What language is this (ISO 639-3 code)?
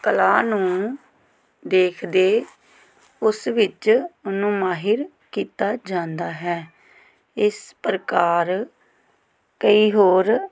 pan